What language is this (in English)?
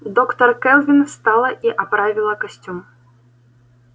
Russian